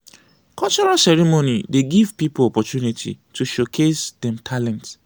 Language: Nigerian Pidgin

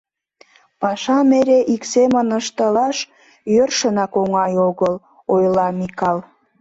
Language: Mari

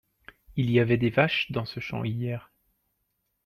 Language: French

